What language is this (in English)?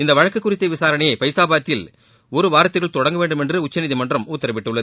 Tamil